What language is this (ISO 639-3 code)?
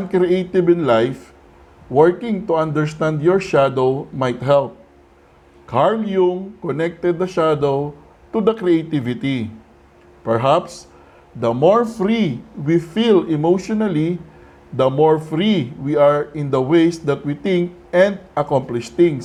fil